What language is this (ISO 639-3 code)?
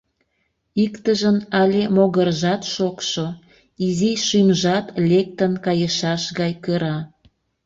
chm